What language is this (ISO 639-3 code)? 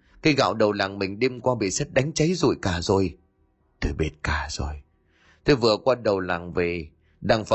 vie